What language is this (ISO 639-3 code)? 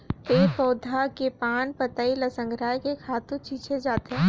hne